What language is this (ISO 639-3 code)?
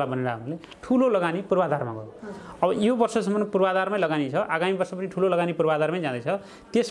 nep